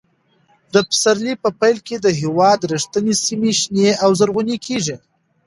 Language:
Pashto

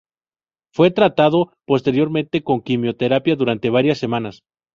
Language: Spanish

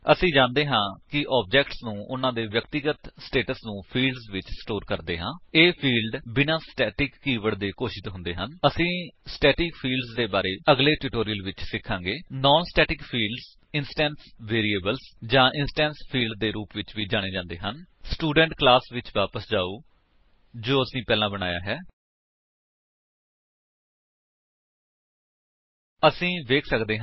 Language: Punjabi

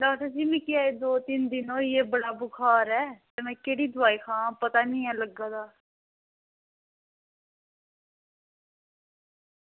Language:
Dogri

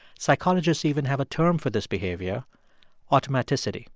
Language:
English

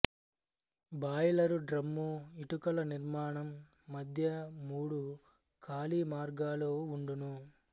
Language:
Telugu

